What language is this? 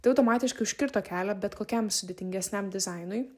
Lithuanian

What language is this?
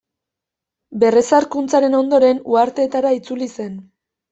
Basque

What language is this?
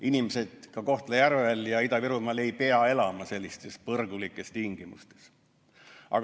Estonian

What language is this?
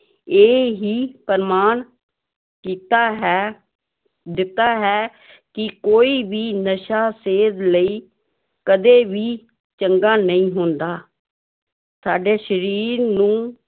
Punjabi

